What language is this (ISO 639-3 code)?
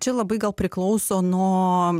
lit